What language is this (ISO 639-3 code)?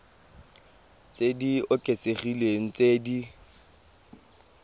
tsn